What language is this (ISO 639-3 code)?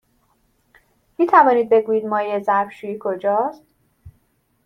fas